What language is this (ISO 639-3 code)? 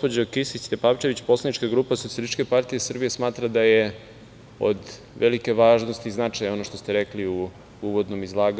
srp